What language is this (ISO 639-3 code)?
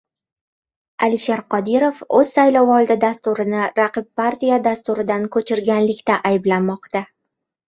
uzb